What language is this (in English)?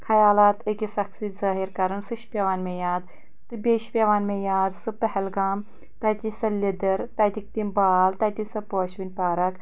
Kashmiri